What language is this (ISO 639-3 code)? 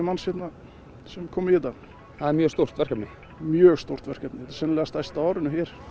isl